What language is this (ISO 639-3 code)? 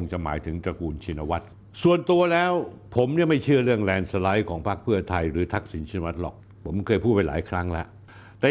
tha